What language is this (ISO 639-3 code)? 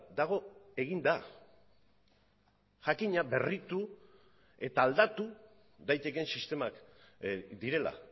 eus